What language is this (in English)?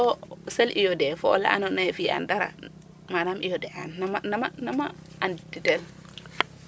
Serer